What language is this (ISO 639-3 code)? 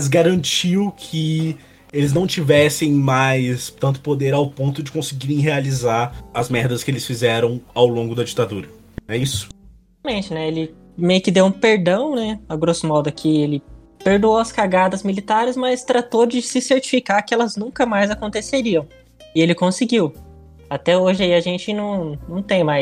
por